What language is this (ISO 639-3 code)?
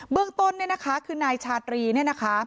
tha